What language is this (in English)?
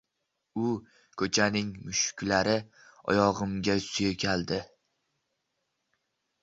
Uzbek